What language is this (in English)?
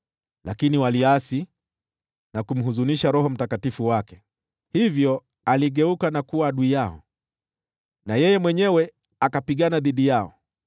Swahili